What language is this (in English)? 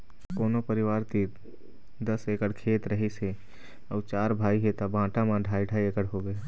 Chhattisgarhi